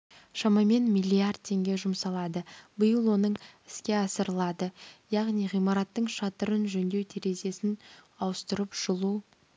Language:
Kazakh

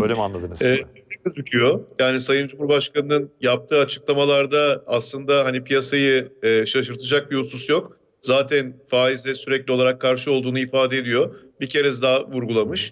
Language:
Turkish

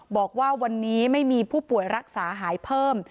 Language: Thai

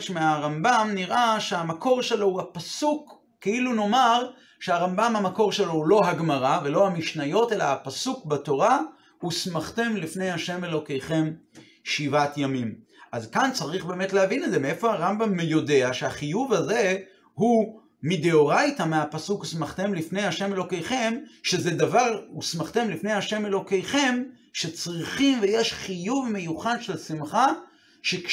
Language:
Hebrew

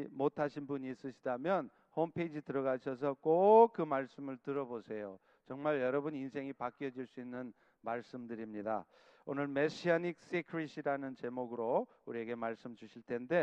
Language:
Korean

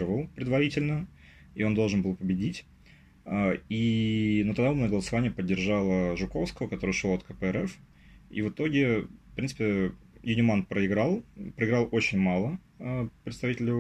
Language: Russian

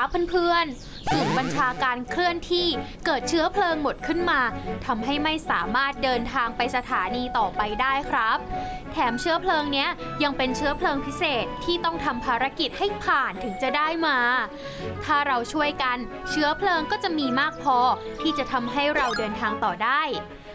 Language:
Thai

